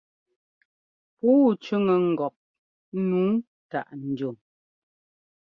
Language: Ngomba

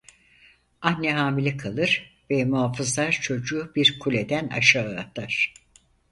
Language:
Turkish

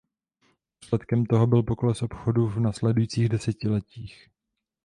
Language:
Czech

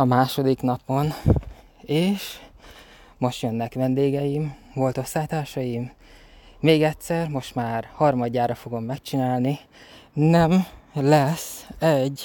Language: Hungarian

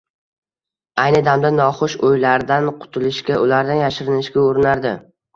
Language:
Uzbek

